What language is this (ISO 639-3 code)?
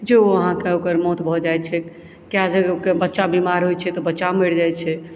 mai